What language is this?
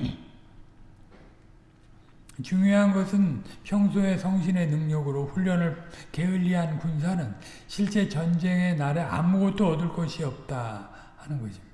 Korean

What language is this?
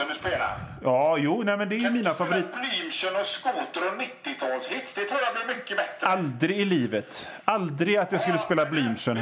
Swedish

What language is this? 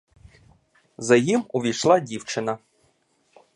Ukrainian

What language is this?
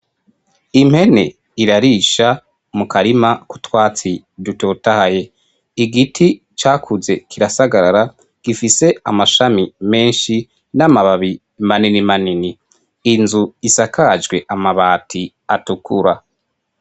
Rundi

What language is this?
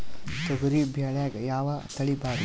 Kannada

